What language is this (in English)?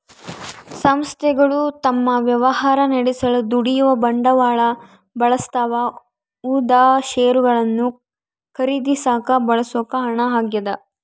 Kannada